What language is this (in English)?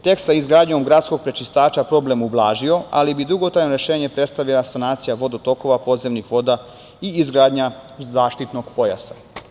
Serbian